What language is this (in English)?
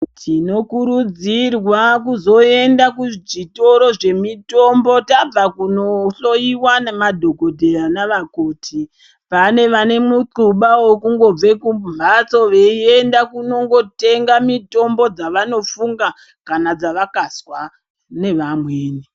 Ndau